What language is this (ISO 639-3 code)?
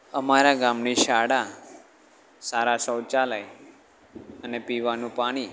guj